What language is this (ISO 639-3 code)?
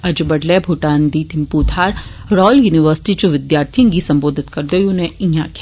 doi